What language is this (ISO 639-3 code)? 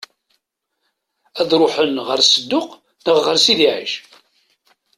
kab